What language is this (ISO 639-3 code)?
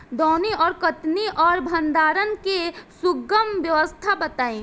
bho